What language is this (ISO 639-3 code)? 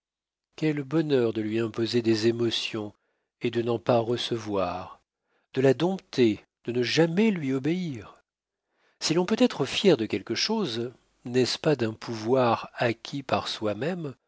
fra